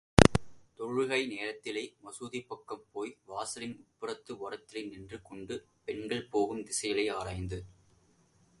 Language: Tamil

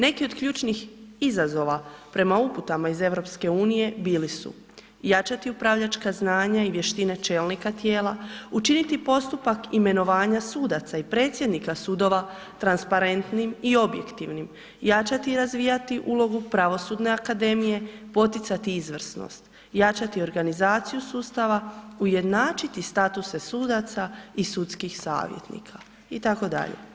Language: Croatian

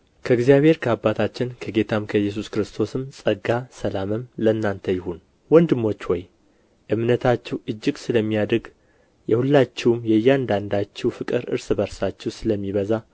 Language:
Amharic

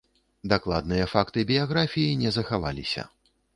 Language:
Belarusian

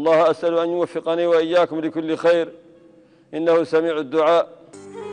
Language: Arabic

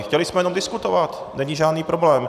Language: Czech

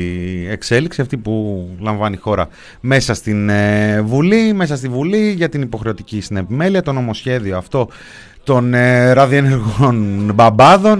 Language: Greek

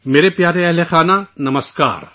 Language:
Urdu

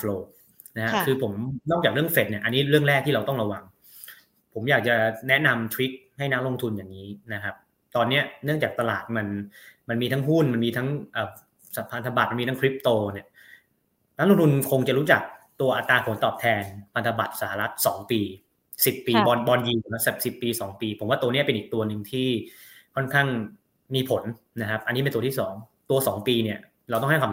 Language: Thai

